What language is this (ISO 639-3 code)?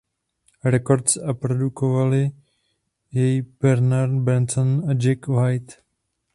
ces